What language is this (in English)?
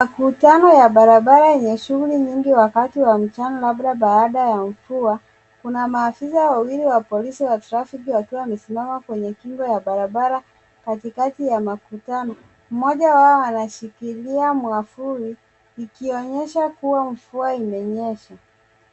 Swahili